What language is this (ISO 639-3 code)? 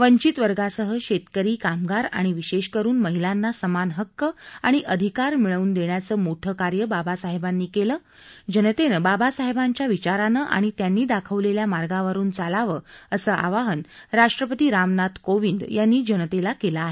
mar